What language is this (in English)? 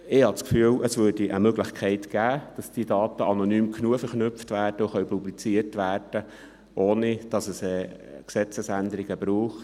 Swiss German